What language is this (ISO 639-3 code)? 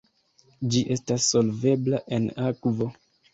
epo